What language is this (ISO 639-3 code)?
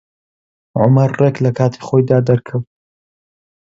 ckb